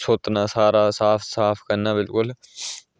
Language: Dogri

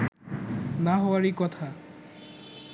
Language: Bangla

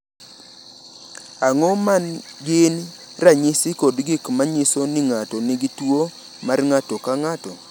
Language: Luo (Kenya and Tanzania)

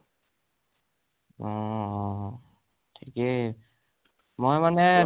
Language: Assamese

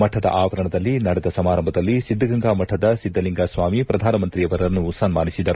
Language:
Kannada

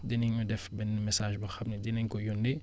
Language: Wolof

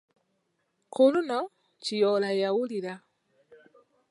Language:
Ganda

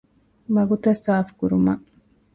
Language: Divehi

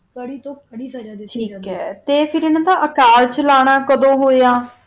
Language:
Punjabi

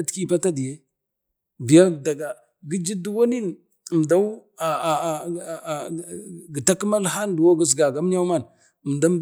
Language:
Bade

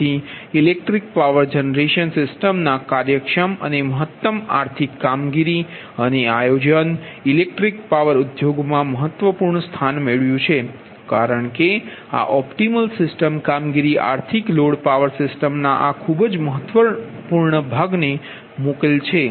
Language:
Gujarati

